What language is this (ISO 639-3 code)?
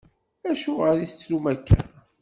kab